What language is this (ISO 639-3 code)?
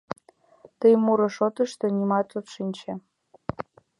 chm